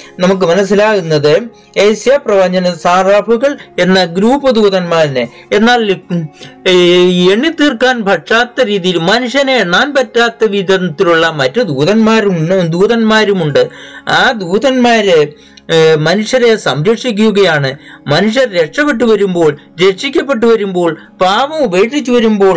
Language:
Malayalam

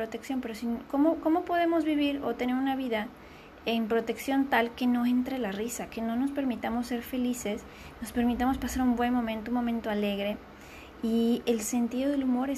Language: Spanish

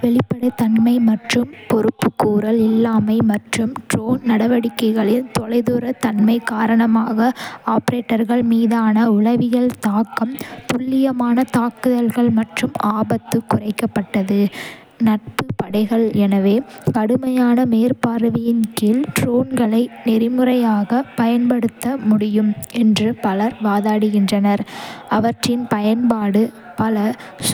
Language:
Kota (India)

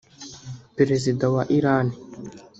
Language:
Kinyarwanda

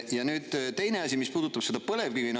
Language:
Estonian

